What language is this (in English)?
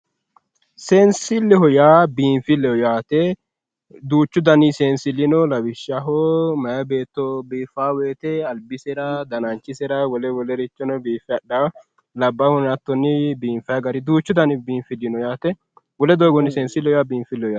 Sidamo